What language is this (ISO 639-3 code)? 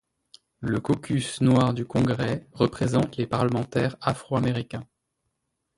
fra